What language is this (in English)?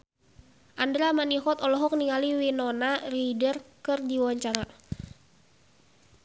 Sundanese